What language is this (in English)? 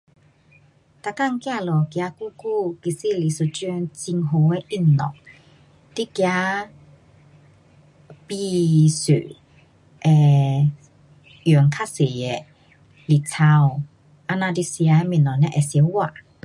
Pu-Xian Chinese